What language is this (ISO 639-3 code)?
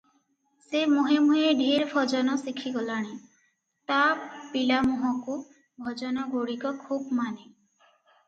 ori